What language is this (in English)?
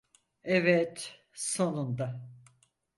Turkish